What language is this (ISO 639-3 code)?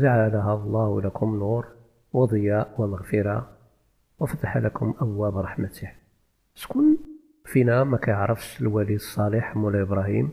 ara